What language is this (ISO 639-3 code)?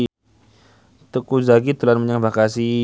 jav